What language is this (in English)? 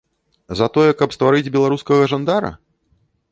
Belarusian